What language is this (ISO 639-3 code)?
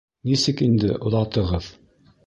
bak